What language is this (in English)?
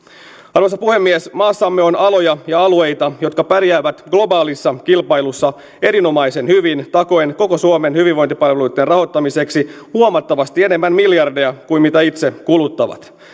Finnish